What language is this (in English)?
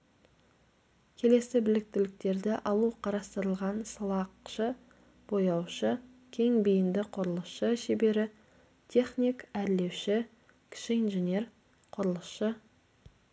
Kazakh